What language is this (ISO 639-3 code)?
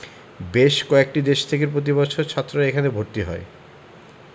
ben